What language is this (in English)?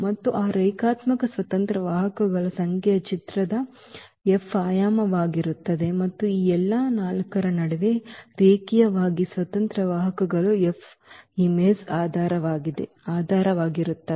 Kannada